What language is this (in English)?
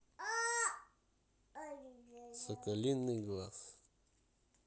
Russian